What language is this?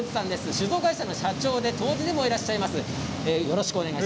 Japanese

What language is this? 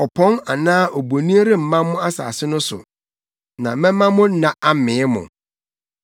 Akan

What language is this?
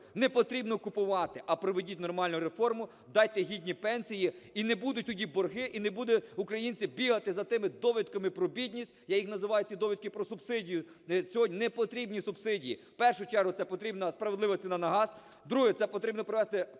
Ukrainian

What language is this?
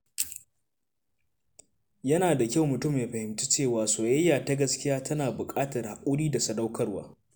Hausa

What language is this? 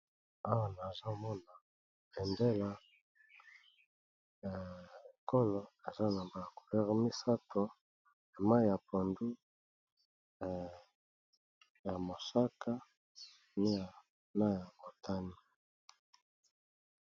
Lingala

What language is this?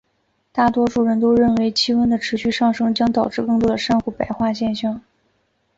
Chinese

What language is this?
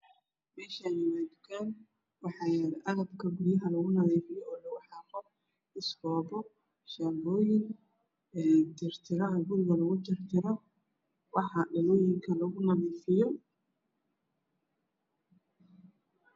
Somali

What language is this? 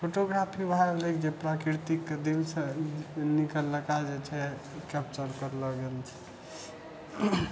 Maithili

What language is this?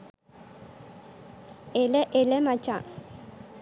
Sinhala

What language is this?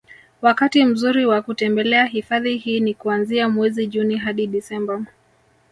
Swahili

